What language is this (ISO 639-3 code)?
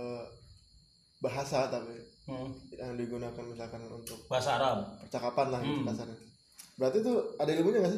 ind